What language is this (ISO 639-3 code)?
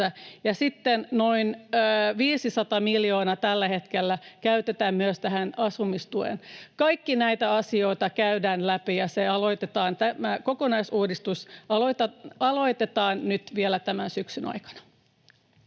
fin